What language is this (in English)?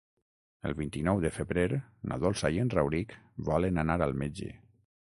Catalan